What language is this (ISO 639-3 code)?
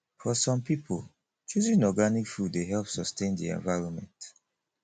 pcm